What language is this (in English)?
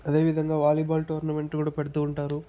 Telugu